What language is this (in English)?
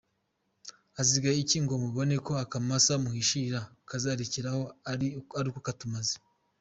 Kinyarwanda